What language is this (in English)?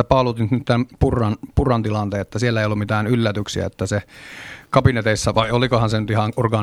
Finnish